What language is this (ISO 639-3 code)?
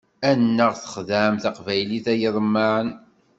kab